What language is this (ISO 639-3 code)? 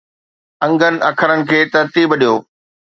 snd